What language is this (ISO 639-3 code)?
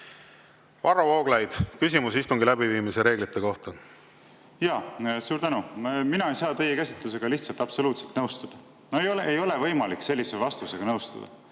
est